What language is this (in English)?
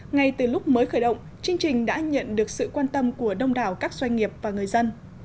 Vietnamese